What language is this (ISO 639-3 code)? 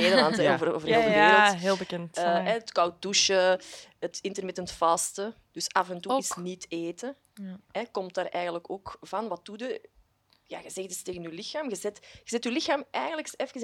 nld